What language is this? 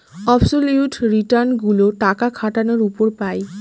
Bangla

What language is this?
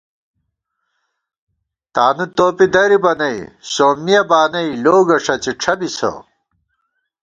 Gawar-Bati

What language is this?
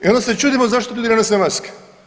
Croatian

